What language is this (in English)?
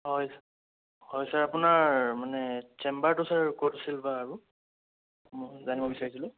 Assamese